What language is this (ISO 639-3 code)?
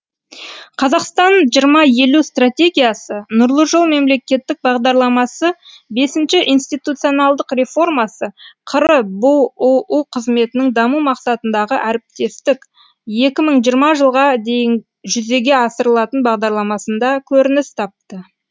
kaz